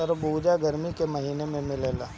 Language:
Bhojpuri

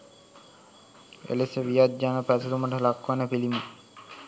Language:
Sinhala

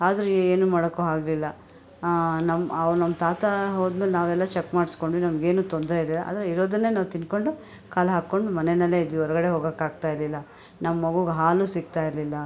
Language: Kannada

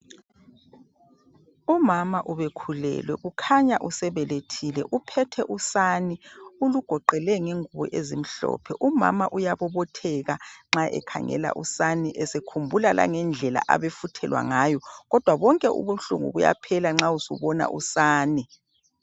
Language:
North Ndebele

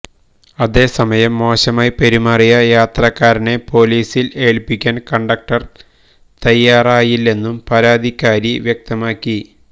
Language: Malayalam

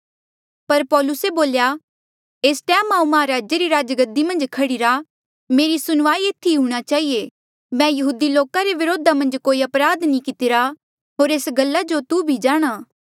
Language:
Mandeali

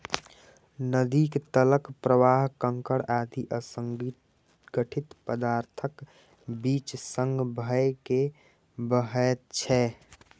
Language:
Maithili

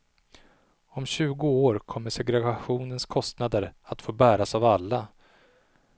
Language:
Swedish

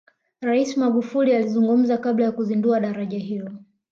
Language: Swahili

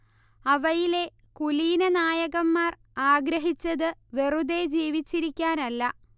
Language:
Malayalam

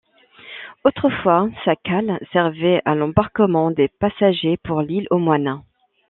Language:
French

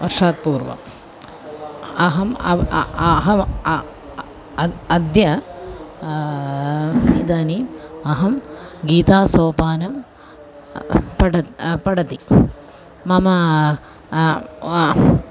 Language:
Sanskrit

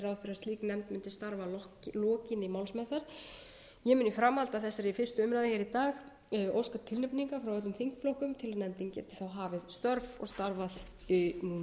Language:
Icelandic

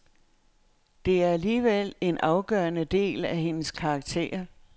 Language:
Danish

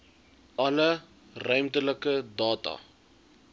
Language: Afrikaans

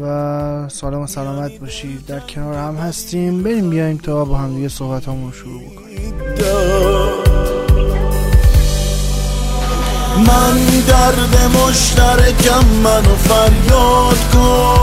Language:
Persian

